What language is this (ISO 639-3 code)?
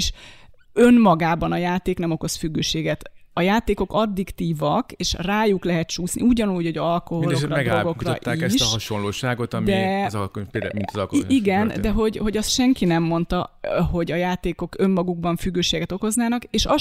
hun